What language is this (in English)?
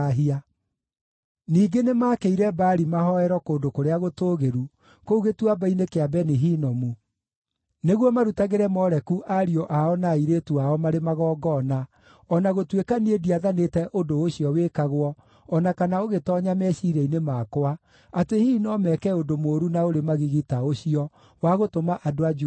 Kikuyu